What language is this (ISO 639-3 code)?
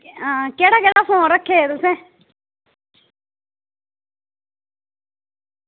doi